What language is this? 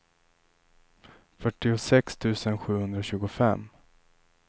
Swedish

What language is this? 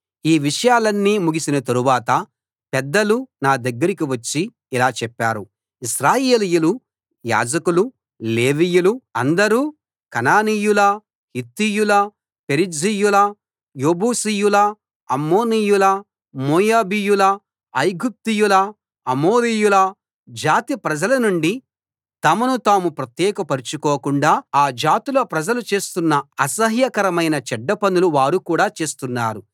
Telugu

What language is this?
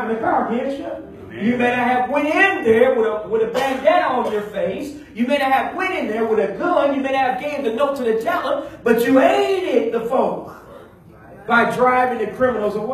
English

